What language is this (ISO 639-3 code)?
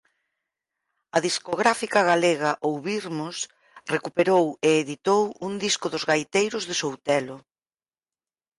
glg